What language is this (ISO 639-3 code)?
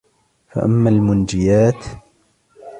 ara